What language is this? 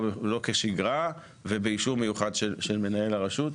Hebrew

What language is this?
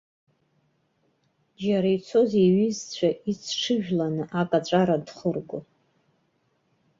Abkhazian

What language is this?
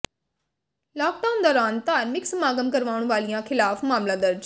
Punjabi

